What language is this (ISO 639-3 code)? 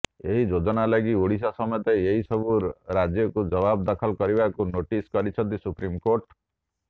ori